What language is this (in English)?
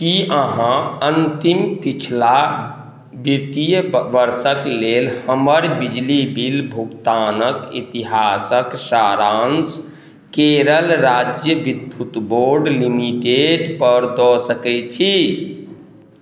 Maithili